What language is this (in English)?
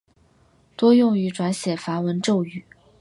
Chinese